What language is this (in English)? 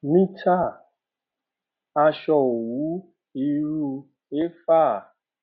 Yoruba